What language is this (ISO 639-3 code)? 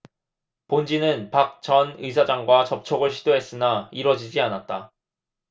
kor